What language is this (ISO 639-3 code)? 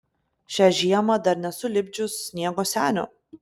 lit